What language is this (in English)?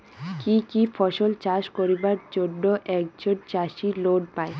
Bangla